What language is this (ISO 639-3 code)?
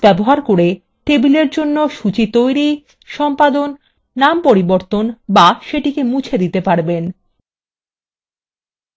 ben